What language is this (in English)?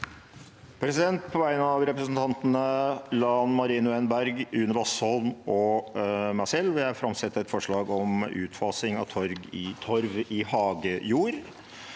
Norwegian